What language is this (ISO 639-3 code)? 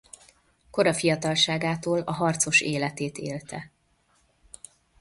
hun